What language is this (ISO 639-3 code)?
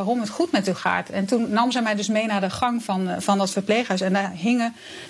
nld